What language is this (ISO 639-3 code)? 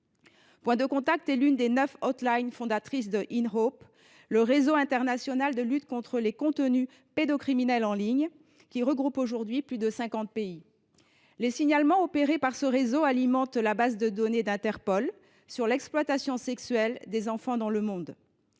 fra